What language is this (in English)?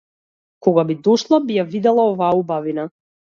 Macedonian